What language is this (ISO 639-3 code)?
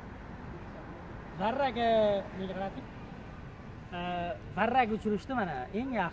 tur